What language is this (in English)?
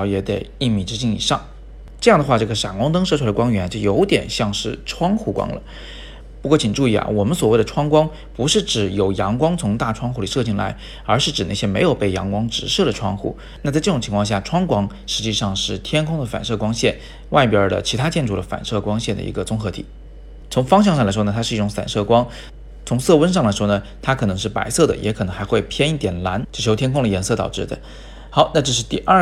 Chinese